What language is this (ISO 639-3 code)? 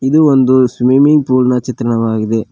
kan